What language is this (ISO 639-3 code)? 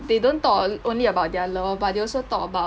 eng